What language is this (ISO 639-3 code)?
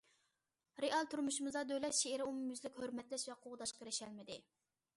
uig